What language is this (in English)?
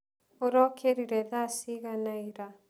Kikuyu